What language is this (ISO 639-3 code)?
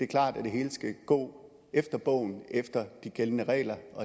dan